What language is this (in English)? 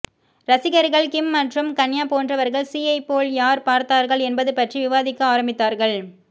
Tamil